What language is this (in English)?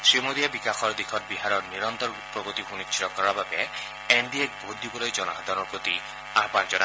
Assamese